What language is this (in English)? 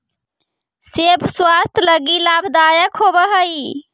Magahi